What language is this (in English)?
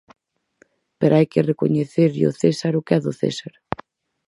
Galician